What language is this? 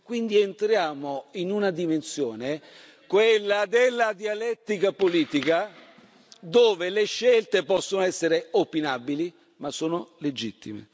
Italian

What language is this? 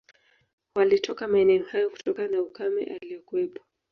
Swahili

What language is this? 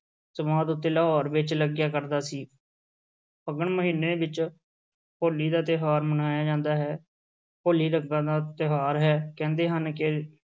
Punjabi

